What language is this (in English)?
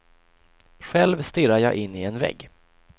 Swedish